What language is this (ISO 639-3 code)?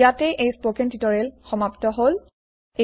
asm